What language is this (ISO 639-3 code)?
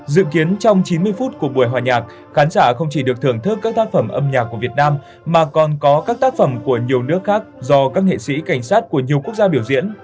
vie